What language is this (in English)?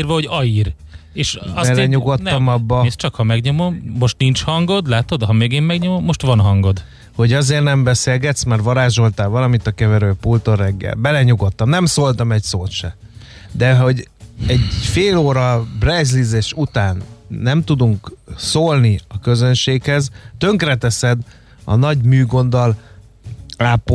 Hungarian